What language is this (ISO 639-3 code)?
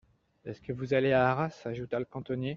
fra